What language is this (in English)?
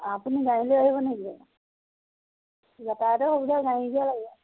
Assamese